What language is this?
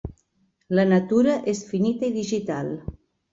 Catalan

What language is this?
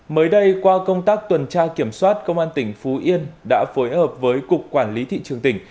Vietnamese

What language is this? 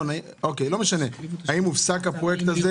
Hebrew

